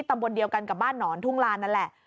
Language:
Thai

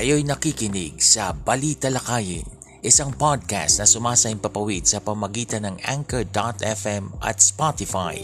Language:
Filipino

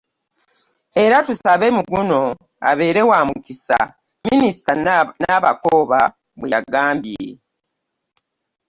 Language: Ganda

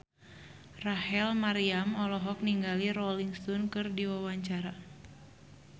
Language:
Sundanese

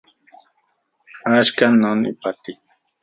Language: Central Puebla Nahuatl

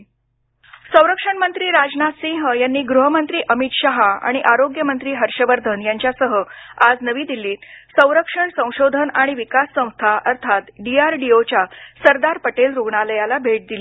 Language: Marathi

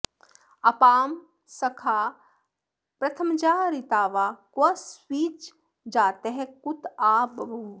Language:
Sanskrit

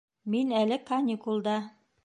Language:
Bashkir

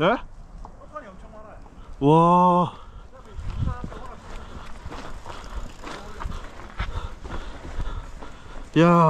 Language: Korean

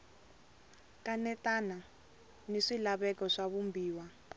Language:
Tsonga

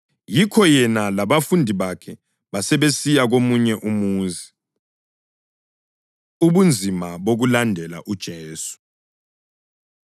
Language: North Ndebele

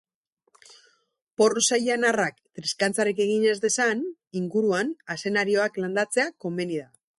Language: Basque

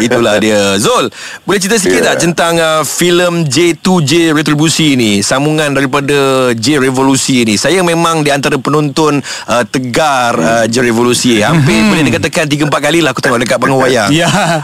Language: Malay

